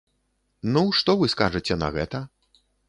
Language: Belarusian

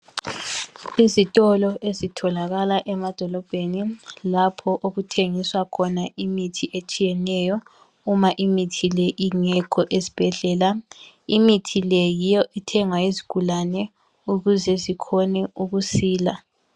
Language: North Ndebele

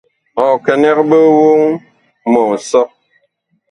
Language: Bakoko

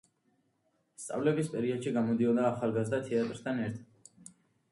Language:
Georgian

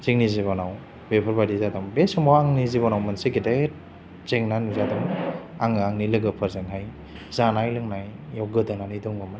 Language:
Bodo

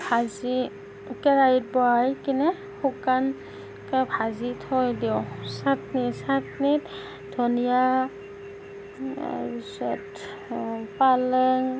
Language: Assamese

